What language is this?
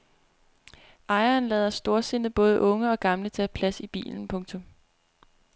Danish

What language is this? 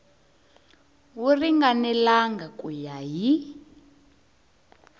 Tsonga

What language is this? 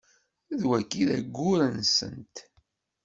Kabyle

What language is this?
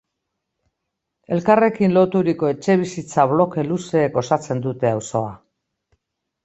Basque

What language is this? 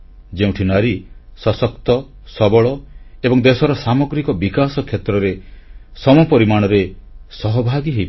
Odia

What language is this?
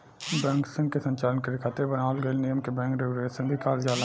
Bhojpuri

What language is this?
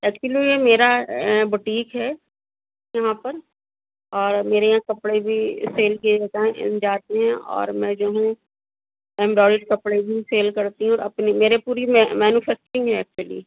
Urdu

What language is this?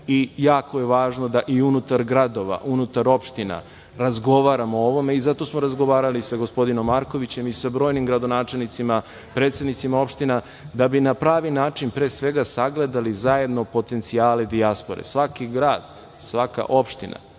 Serbian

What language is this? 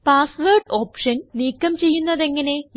Malayalam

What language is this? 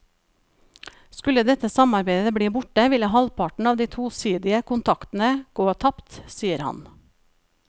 Norwegian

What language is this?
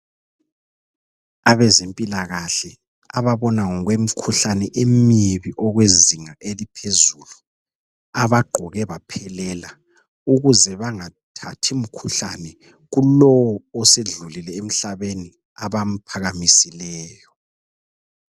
North Ndebele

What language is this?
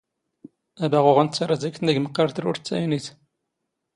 Standard Moroccan Tamazight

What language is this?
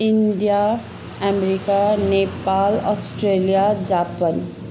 Nepali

